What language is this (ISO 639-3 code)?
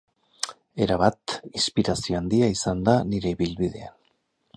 eus